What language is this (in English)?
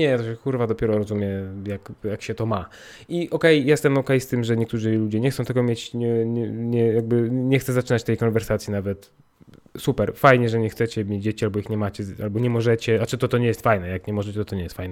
Polish